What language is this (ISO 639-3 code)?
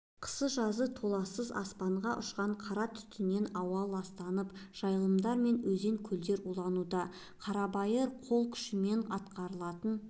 kaz